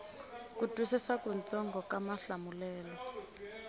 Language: Tsonga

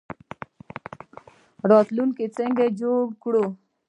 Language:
Pashto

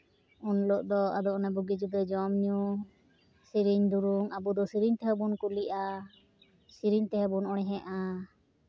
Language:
Santali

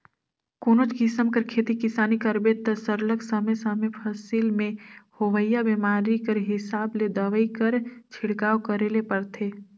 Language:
Chhattisgarhi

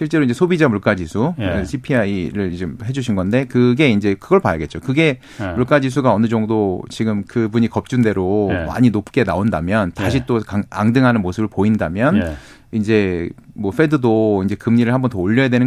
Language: Korean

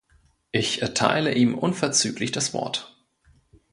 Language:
German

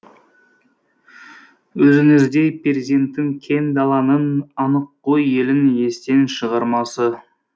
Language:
Kazakh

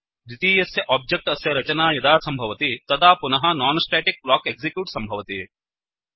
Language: Sanskrit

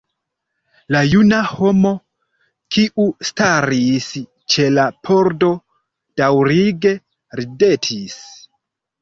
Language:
Esperanto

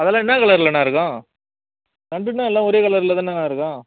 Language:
Tamil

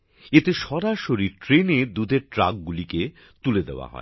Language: Bangla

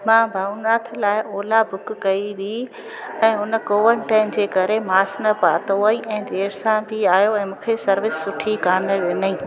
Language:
Sindhi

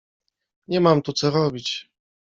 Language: Polish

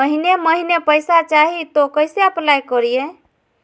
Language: Magahi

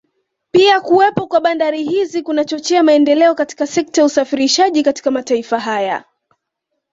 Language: Swahili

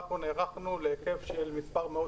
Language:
Hebrew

